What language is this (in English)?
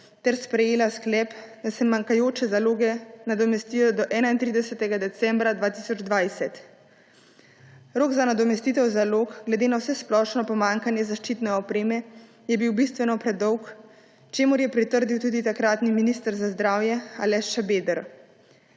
Slovenian